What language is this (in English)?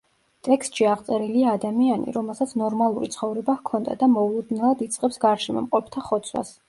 Georgian